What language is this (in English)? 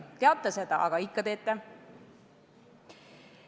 Estonian